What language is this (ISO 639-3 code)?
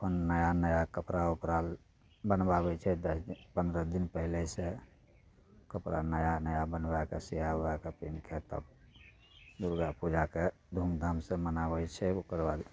mai